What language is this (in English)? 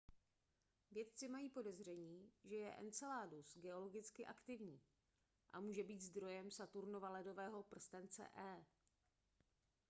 Czech